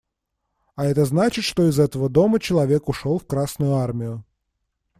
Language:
Russian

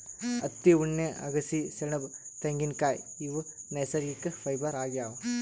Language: Kannada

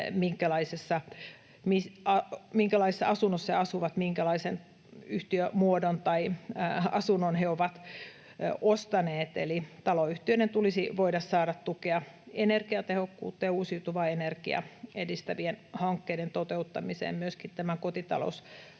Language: Finnish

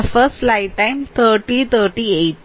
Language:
Malayalam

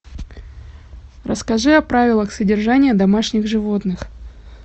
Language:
Russian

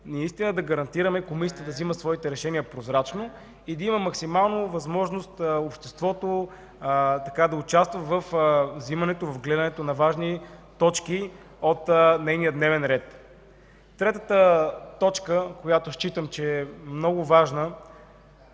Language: Bulgarian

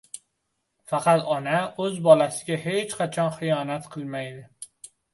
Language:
Uzbek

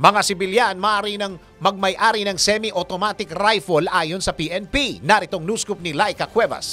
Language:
Filipino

